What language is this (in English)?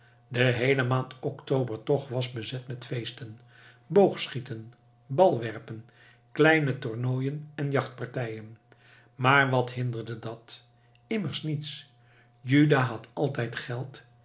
Dutch